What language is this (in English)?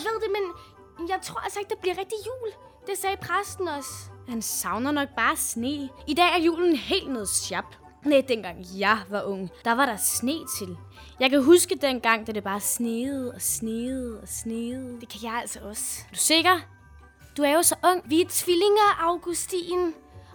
Danish